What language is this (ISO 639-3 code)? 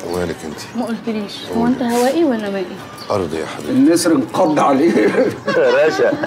ara